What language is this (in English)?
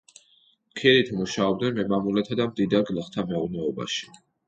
Georgian